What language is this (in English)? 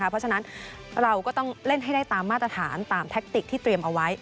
Thai